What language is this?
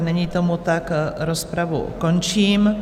Czech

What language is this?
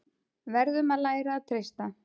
Icelandic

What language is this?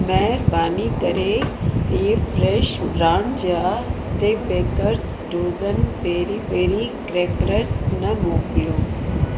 Sindhi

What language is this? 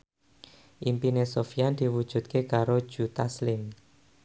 Javanese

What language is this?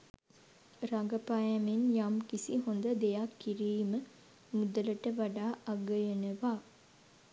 Sinhala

